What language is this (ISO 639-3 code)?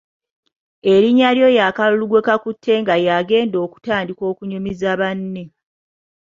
lug